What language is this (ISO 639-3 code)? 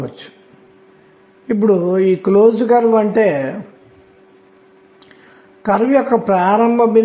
tel